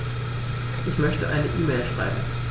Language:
German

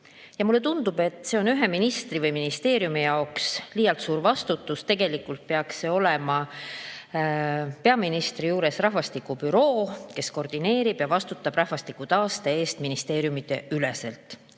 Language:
Estonian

